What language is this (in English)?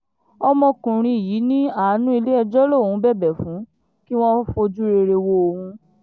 Yoruba